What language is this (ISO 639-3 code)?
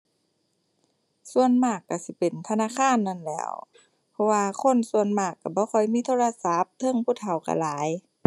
tha